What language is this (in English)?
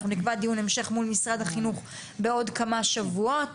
Hebrew